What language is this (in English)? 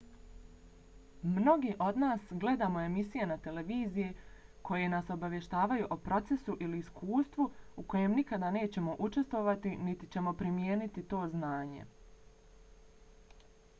Bosnian